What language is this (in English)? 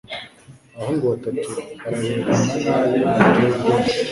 Kinyarwanda